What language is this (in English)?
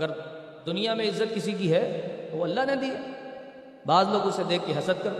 Urdu